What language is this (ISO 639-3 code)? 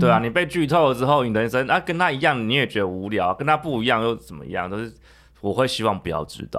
zho